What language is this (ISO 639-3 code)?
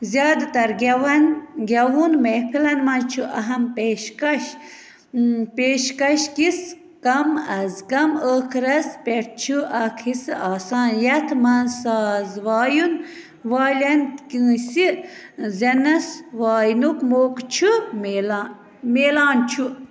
kas